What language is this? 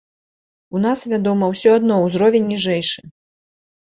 Belarusian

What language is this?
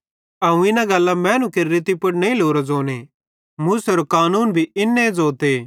Bhadrawahi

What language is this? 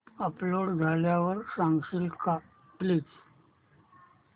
Marathi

